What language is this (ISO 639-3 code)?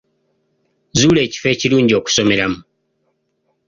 lug